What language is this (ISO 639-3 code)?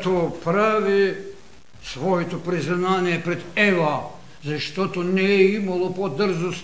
bul